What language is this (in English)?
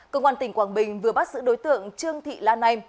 Vietnamese